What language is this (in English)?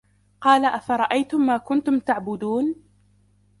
Arabic